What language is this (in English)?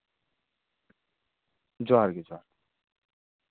Santali